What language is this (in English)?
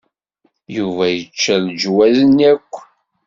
Kabyle